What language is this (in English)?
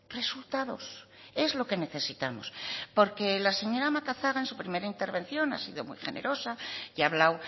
Spanish